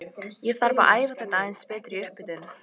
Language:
Icelandic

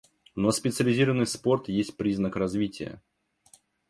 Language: Russian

